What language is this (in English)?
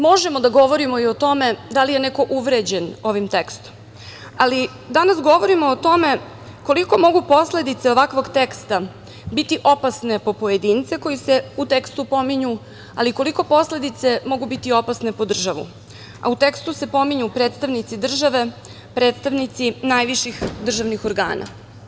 Serbian